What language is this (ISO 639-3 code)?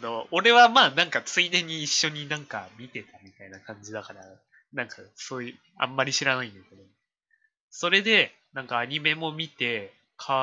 jpn